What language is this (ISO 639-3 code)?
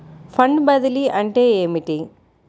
tel